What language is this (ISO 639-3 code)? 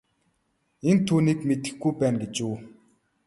mon